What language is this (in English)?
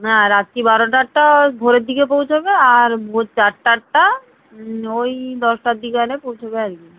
Bangla